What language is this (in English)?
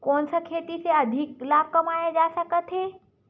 Chhattisgarhi